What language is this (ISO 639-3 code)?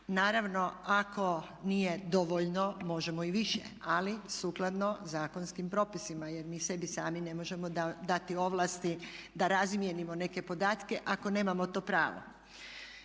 hrv